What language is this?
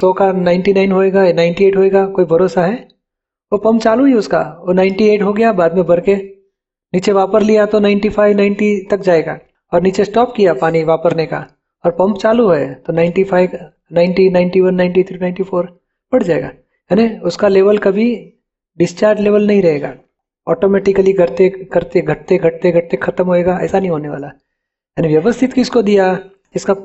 Hindi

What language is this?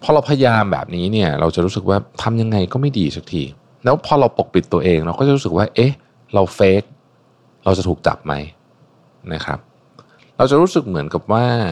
Thai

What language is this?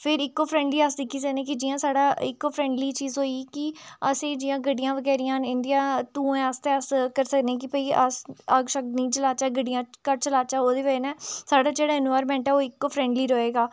Dogri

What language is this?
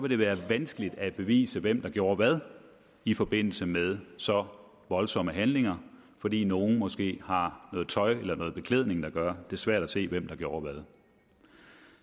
Danish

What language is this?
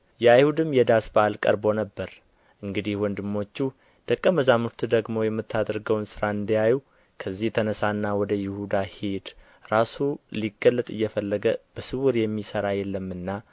Amharic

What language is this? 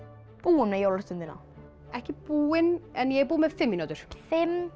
Icelandic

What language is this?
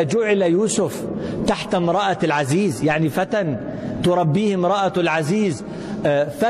Arabic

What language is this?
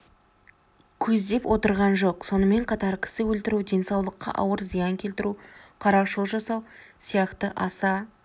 Kazakh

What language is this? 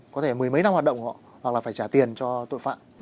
Vietnamese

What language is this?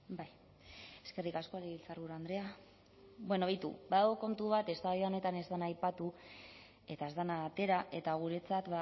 Basque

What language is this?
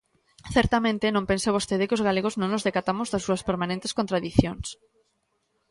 Galician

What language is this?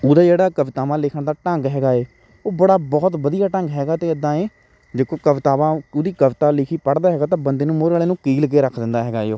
Punjabi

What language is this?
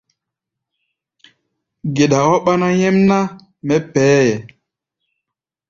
Gbaya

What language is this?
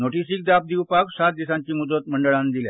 Konkani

